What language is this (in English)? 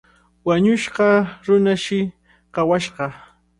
Cajatambo North Lima Quechua